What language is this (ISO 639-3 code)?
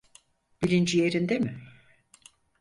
tur